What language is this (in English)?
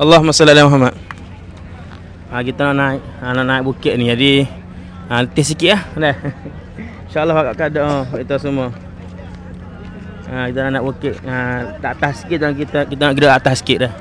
Malay